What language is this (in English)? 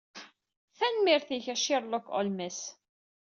Kabyle